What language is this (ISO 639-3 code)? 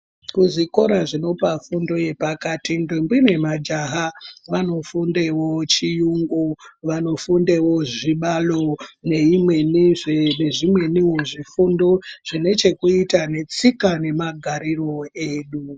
ndc